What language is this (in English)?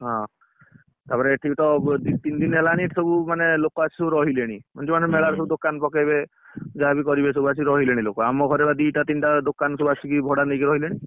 Odia